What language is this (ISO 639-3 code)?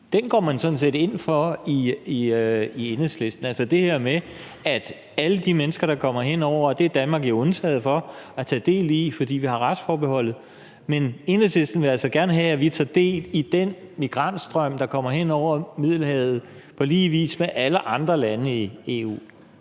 dan